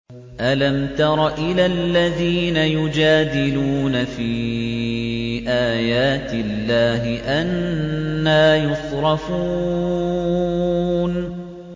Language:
Arabic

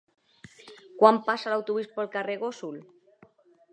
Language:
Catalan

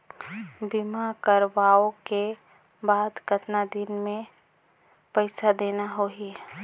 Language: Chhattisgarhi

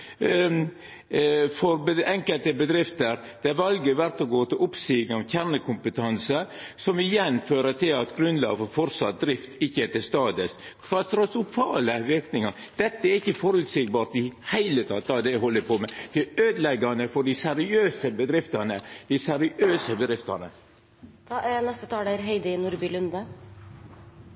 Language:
Norwegian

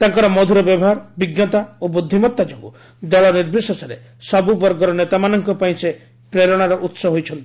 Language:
Odia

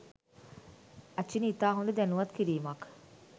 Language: Sinhala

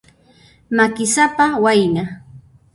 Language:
Puno Quechua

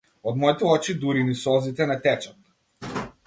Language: Macedonian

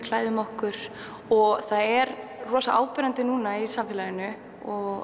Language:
Icelandic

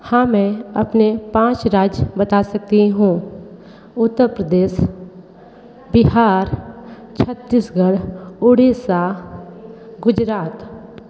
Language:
Hindi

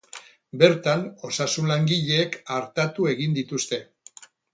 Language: Basque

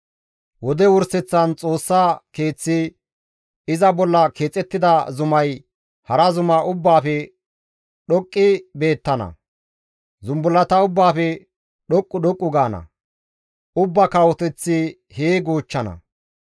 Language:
Gamo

